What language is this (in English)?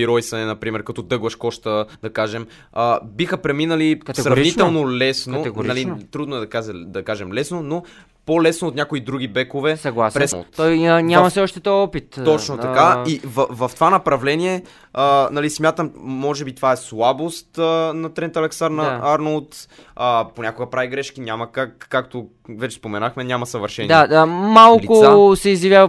Bulgarian